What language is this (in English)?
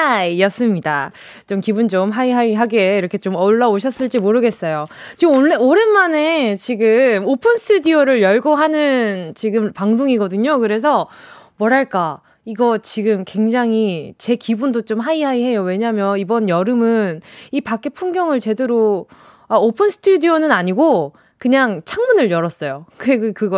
Korean